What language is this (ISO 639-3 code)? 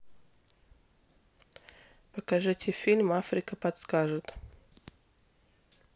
rus